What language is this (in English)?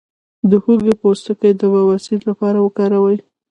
Pashto